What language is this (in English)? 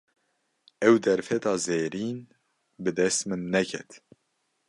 Kurdish